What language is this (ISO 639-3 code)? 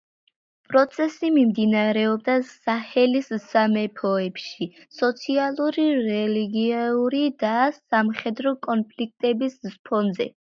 kat